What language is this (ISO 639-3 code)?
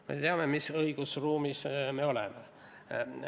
est